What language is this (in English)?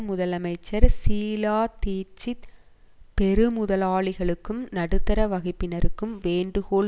Tamil